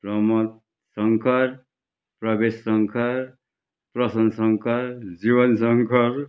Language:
Nepali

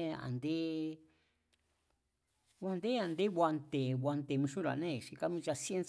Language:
Mazatlán Mazatec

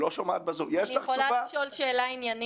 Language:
Hebrew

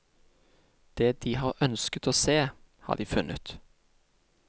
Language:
Norwegian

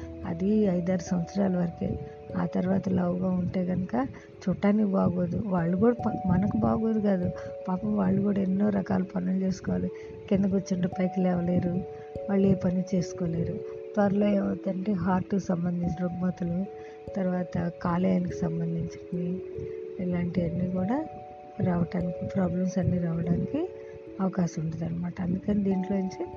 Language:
Telugu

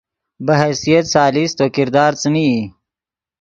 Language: Yidgha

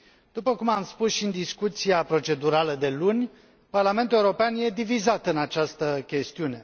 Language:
Romanian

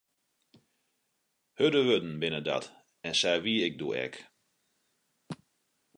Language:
Western Frisian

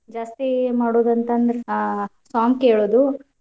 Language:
Kannada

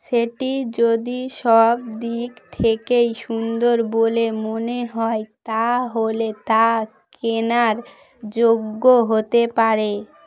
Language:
Bangla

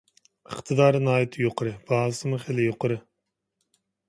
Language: Uyghur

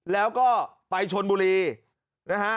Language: Thai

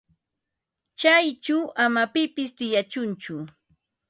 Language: Ambo-Pasco Quechua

